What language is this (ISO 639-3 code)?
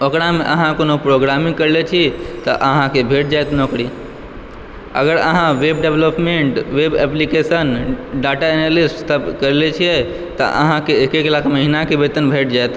mai